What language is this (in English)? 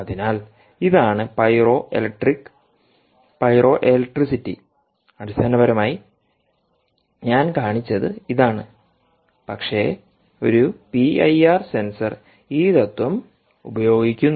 Malayalam